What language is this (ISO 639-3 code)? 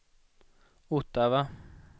swe